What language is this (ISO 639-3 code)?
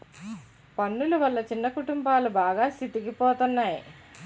tel